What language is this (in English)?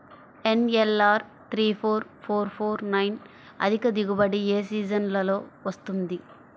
Telugu